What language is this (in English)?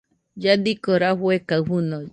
Nüpode Huitoto